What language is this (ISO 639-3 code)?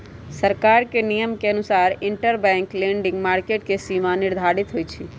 mag